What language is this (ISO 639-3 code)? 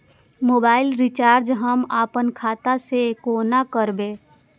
mai